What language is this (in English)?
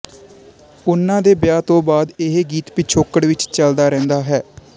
Punjabi